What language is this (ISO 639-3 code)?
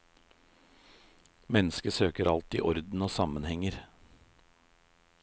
nor